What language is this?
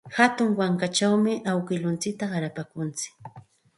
Santa Ana de Tusi Pasco Quechua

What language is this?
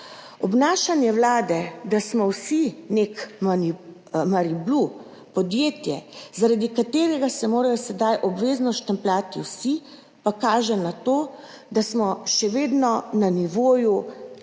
Slovenian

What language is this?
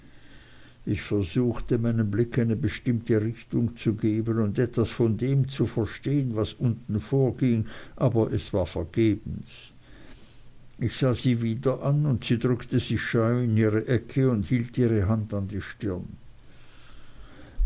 German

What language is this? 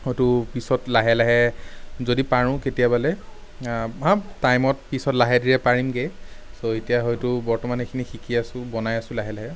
Assamese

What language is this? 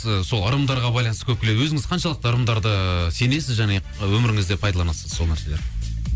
Kazakh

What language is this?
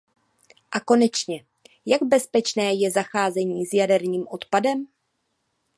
Czech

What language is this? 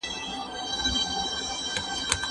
Pashto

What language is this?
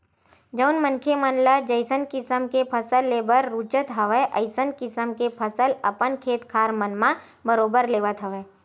Chhattisgarhi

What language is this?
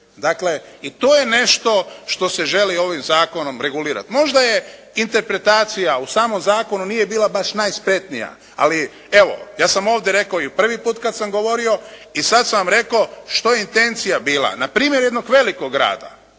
Croatian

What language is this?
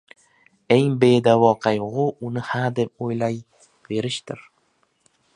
Uzbek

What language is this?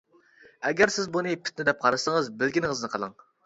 Uyghur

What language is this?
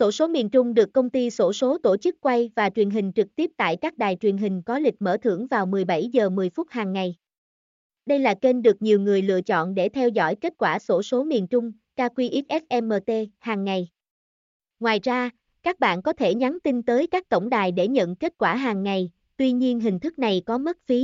Vietnamese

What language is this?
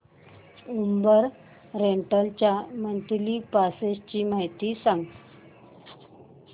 Marathi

